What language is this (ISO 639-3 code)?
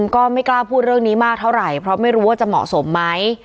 tha